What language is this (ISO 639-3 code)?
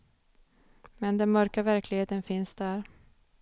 swe